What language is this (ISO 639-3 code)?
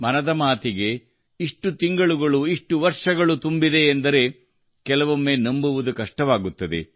kan